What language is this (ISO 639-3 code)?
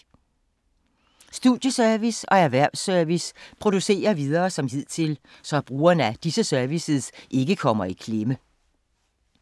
dan